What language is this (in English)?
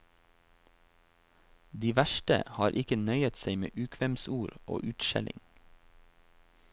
Norwegian